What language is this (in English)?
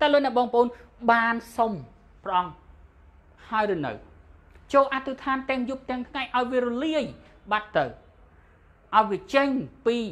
Thai